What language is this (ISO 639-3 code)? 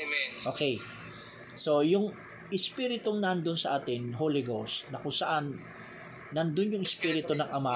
fil